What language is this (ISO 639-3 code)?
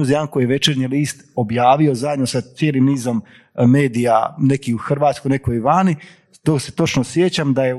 hrv